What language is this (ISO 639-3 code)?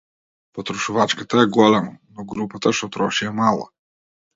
mkd